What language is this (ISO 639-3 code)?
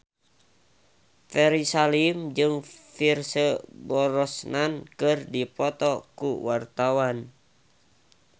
sun